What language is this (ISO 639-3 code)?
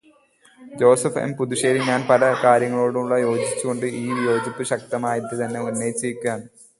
mal